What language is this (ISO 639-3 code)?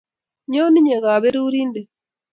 kln